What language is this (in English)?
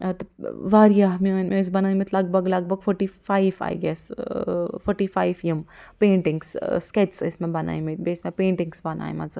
Kashmiri